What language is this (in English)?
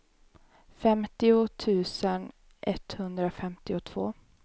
Swedish